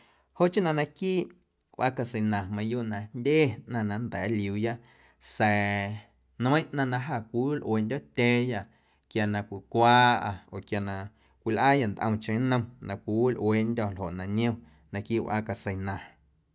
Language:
Guerrero Amuzgo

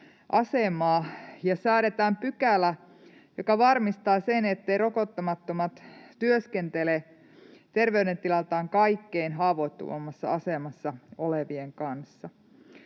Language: Finnish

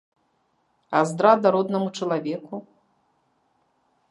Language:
Belarusian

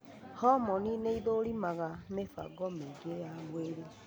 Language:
Kikuyu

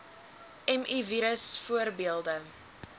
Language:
Afrikaans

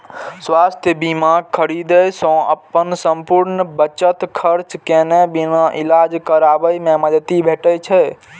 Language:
Maithili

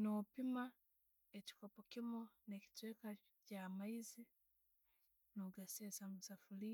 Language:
Tooro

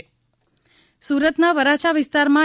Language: Gujarati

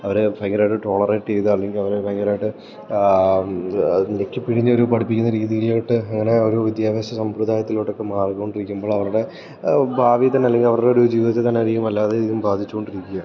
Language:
Malayalam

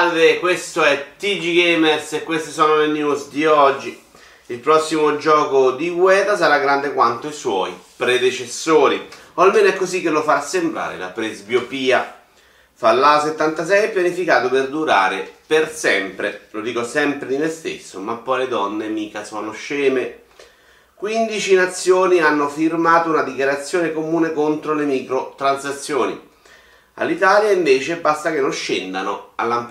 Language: Italian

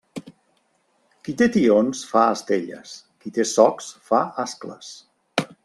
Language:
Catalan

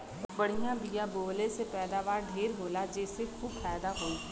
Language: Bhojpuri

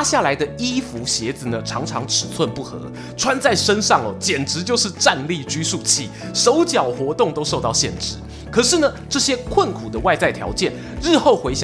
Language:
Chinese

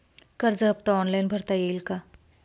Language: Marathi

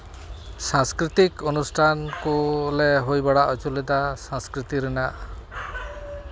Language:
Santali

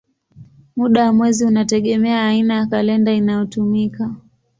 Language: Swahili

